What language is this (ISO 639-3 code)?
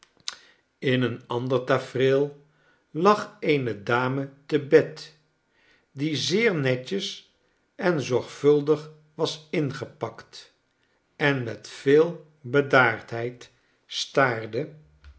nld